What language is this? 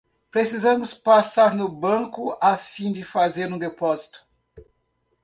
Portuguese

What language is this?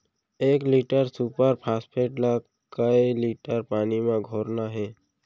Chhattisgarhi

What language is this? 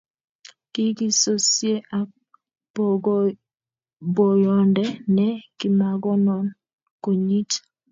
Kalenjin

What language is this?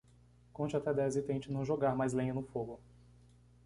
Portuguese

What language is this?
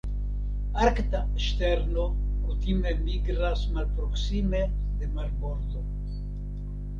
Esperanto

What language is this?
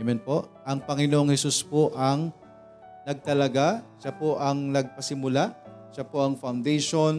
Filipino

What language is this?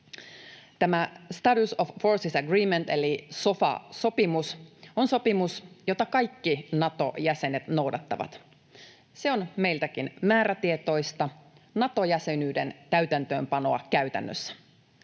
Finnish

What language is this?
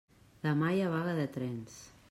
Catalan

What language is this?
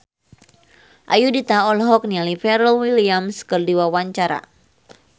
Sundanese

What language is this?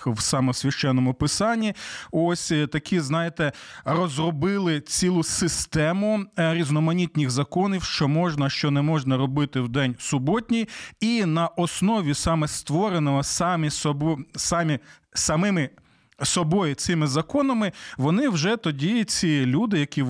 Ukrainian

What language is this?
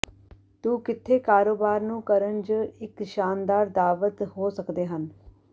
Punjabi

